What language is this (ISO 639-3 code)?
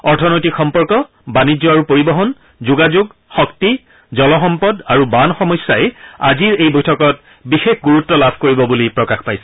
asm